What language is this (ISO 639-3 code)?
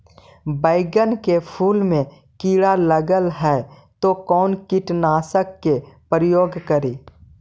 mag